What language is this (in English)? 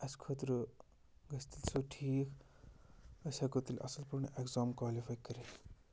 Kashmiri